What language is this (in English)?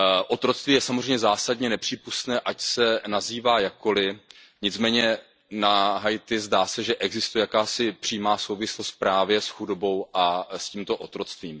Czech